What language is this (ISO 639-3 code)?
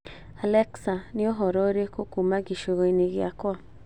kik